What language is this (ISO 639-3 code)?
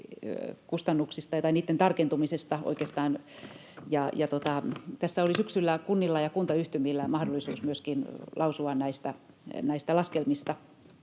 fin